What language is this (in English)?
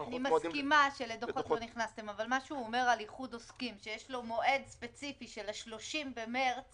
Hebrew